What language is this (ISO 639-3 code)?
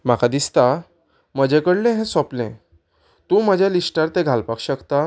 kok